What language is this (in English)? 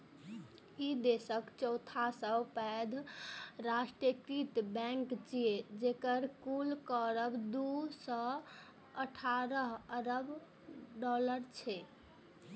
Maithili